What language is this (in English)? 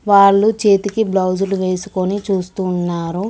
Telugu